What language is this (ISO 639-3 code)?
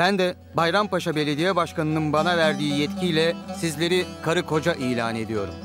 tur